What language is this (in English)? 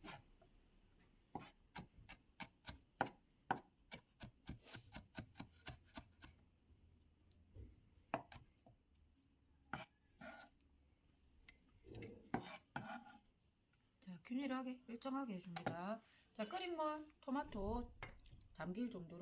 Korean